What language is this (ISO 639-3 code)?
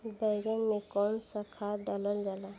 bho